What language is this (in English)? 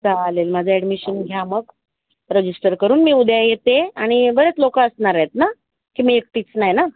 Marathi